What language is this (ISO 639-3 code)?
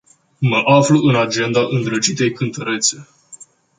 ron